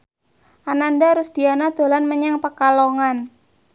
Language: Javanese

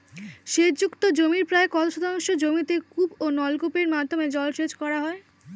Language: Bangla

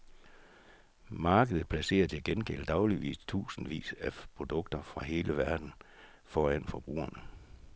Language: Danish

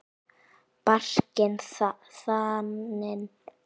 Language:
Icelandic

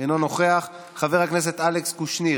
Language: Hebrew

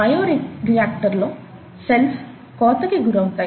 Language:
Telugu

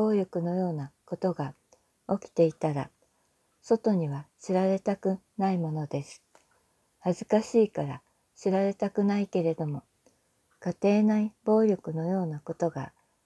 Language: Japanese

